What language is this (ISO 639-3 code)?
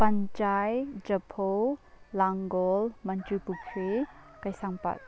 mni